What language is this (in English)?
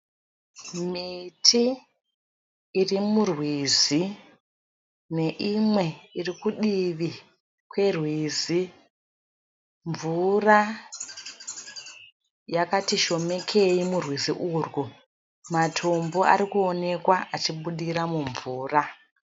Shona